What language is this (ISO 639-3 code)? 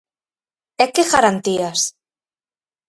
glg